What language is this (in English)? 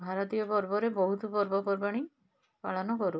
Odia